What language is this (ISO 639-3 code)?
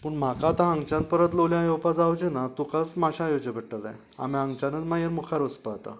kok